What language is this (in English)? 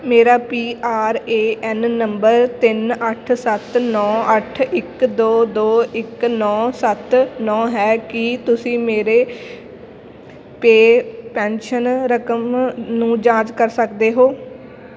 Punjabi